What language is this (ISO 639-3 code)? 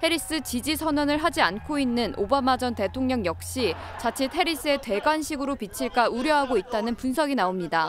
kor